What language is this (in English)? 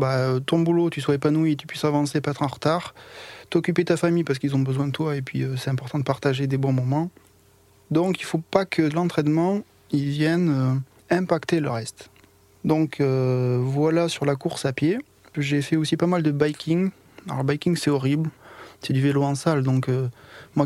French